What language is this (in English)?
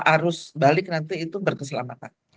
Indonesian